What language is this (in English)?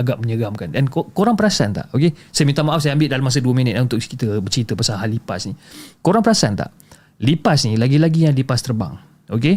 Malay